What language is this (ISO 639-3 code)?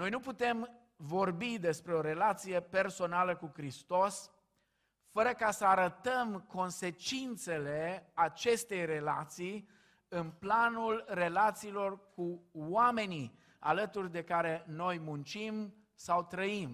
ron